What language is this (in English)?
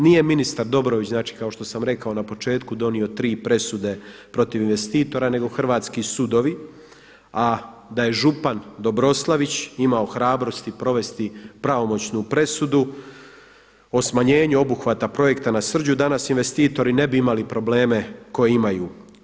Croatian